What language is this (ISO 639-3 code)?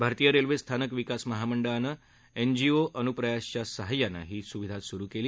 mar